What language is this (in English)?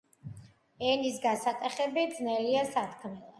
Georgian